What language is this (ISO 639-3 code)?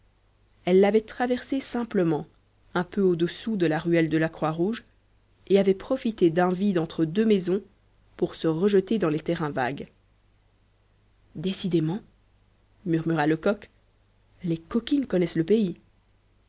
fra